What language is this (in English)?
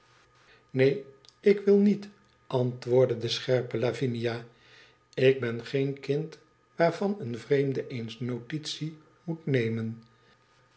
Dutch